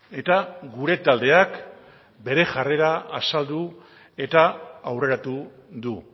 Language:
Basque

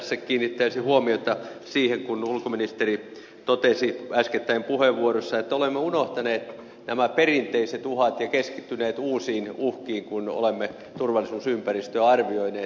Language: Finnish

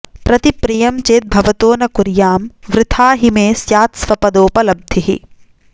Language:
Sanskrit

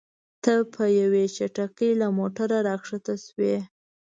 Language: Pashto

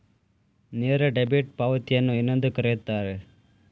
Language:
Kannada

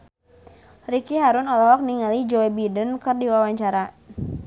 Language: Sundanese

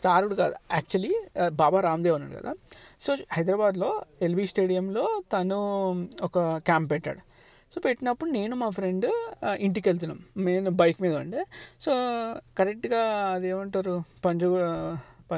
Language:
Telugu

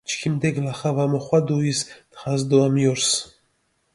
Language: Mingrelian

